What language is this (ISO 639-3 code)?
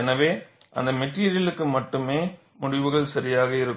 tam